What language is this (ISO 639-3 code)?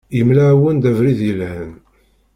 kab